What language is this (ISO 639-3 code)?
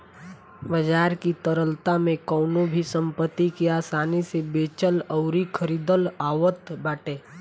bho